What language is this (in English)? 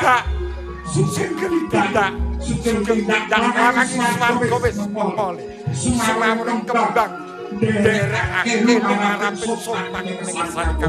Indonesian